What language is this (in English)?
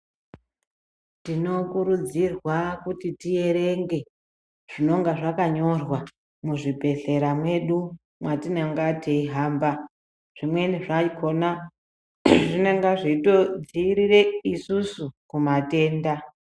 Ndau